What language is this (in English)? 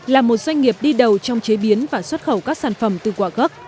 Vietnamese